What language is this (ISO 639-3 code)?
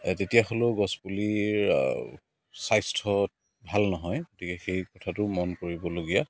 asm